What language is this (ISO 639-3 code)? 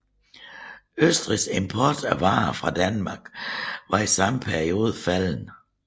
dan